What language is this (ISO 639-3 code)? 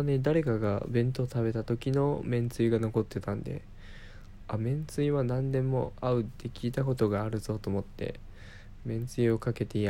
jpn